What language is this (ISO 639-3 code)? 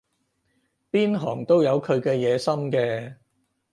yue